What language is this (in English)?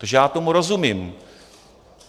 Czech